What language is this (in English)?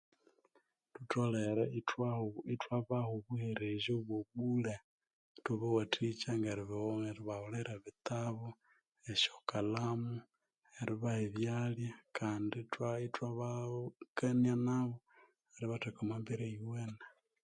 Konzo